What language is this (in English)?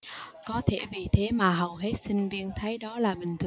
Vietnamese